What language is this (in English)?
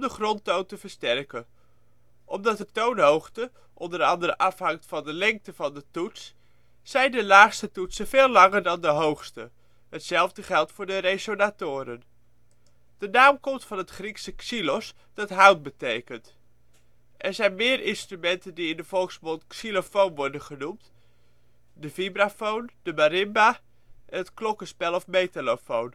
Dutch